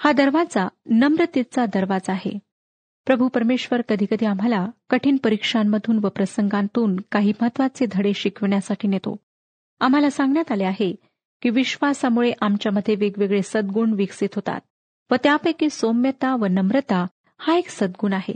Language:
Marathi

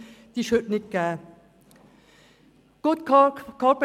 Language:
Swiss German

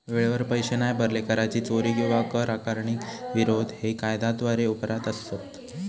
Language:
Marathi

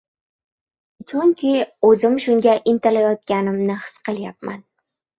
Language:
Uzbek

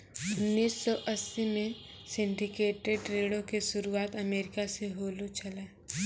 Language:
Maithili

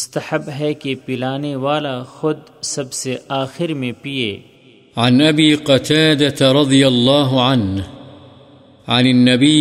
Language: Urdu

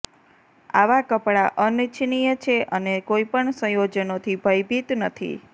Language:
Gujarati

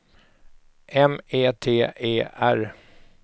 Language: Swedish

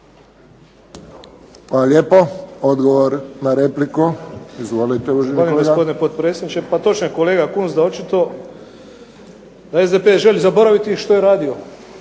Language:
Croatian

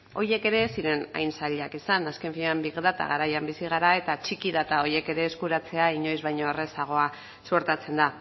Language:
Basque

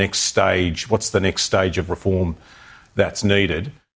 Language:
Indonesian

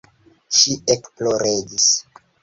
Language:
Esperanto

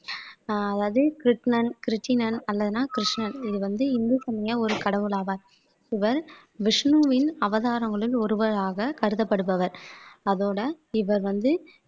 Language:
Tamil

